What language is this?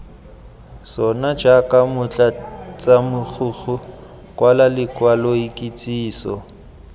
Tswana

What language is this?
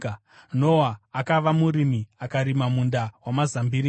Shona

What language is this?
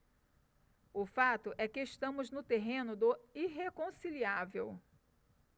Portuguese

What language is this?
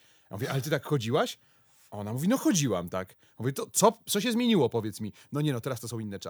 Polish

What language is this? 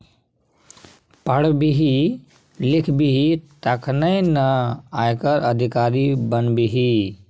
Maithili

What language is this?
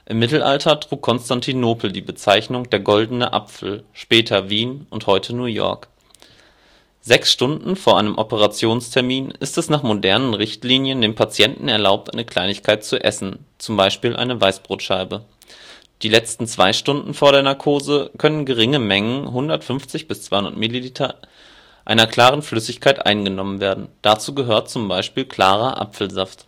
German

